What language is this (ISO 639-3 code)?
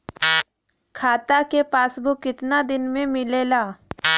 bho